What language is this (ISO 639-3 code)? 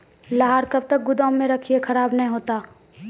mai